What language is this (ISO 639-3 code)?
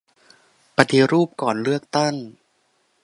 tha